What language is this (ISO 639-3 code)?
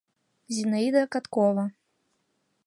chm